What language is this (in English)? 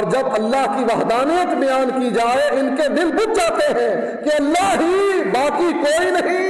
Urdu